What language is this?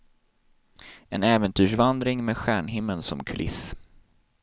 Swedish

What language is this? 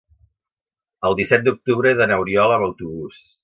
Catalan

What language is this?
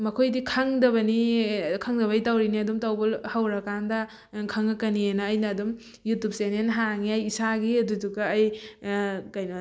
Manipuri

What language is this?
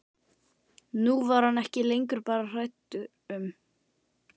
Icelandic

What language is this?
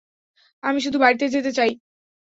Bangla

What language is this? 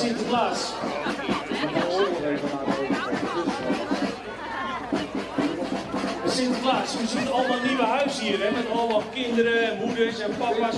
Dutch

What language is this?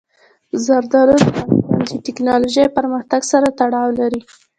Pashto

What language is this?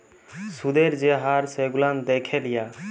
Bangla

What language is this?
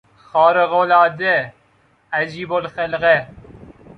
Persian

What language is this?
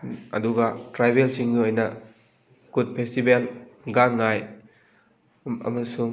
Manipuri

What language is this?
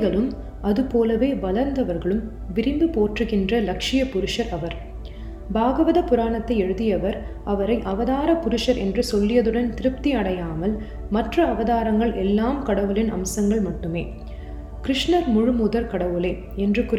Tamil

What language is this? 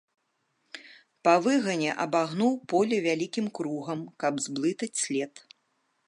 Belarusian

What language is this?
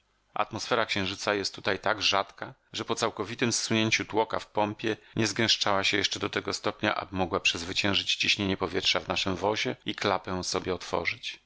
Polish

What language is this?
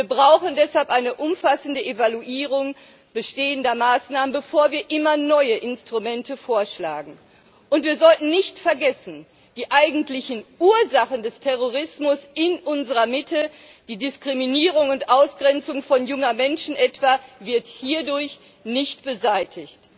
German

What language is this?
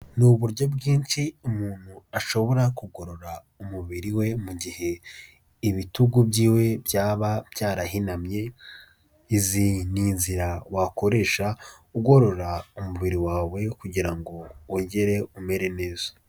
Kinyarwanda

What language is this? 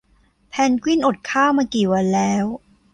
Thai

